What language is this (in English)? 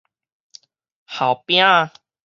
Min Nan Chinese